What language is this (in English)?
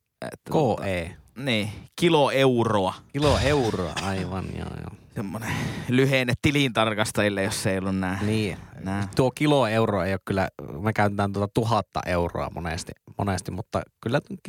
Finnish